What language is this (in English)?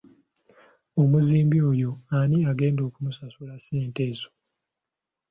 Ganda